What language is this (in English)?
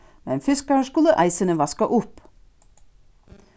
Faroese